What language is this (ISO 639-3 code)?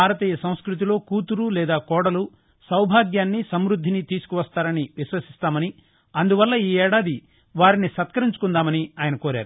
tel